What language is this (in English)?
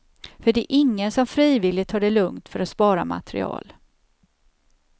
Swedish